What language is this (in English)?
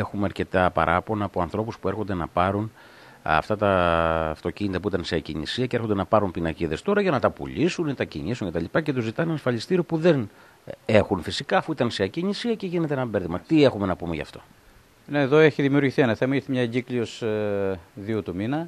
Greek